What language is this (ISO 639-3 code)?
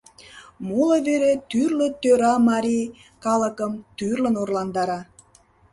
chm